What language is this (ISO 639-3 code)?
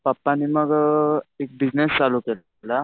mar